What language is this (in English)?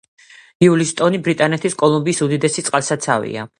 Georgian